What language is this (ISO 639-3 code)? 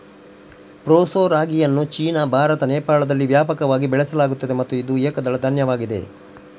kan